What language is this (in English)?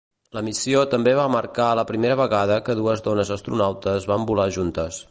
Catalan